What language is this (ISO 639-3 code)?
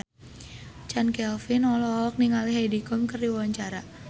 sun